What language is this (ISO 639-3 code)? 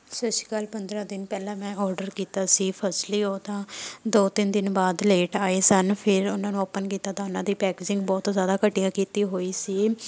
pan